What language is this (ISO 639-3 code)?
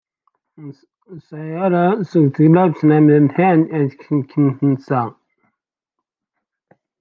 kab